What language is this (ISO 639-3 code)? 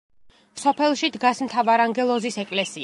kat